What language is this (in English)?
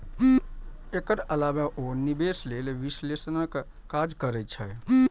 Maithili